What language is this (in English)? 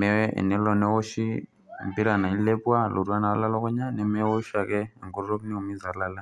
Masai